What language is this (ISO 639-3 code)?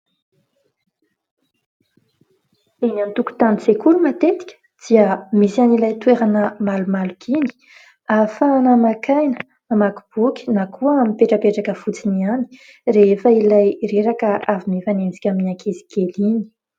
mlg